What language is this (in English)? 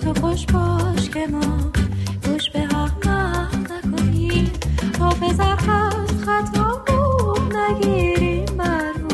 Persian